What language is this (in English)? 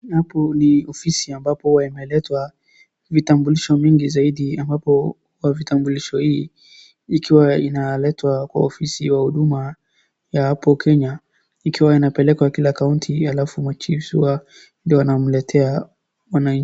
Swahili